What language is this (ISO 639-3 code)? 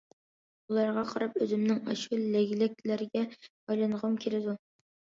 uig